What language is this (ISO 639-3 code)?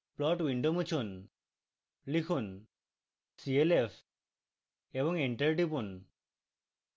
ben